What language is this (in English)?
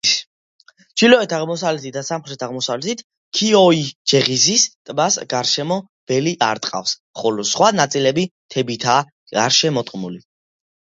Georgian